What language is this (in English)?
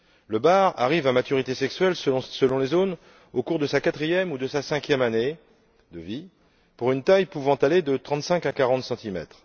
French